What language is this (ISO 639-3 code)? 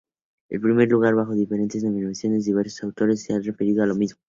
spa